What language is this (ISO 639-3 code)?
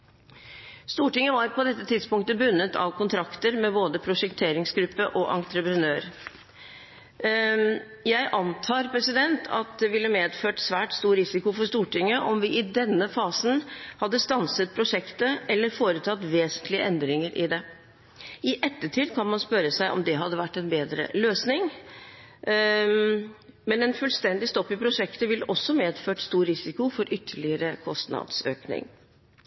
nob